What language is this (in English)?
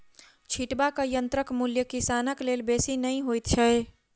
Maithili